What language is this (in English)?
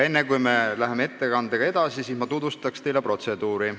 Estonian